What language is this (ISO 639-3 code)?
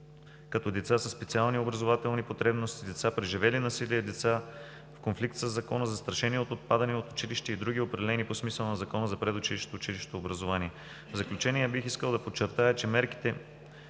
bul